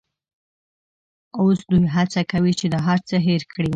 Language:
Pashto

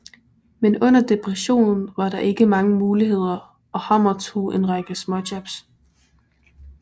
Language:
Danish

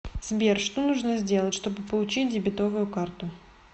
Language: Russian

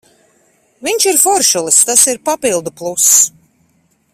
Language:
Latvian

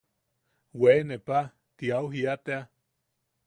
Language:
Yaqui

